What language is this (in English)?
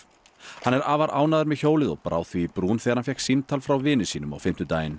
Icelandic